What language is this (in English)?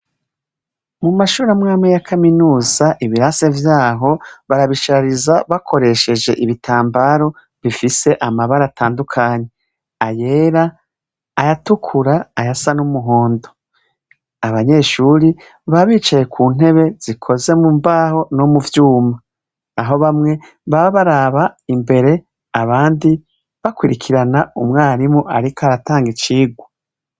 Rundi